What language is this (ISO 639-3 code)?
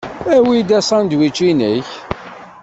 kab